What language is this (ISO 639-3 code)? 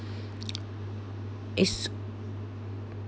eng